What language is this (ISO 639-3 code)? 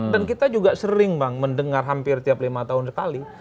ind